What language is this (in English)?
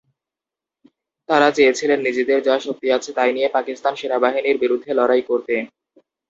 Bangla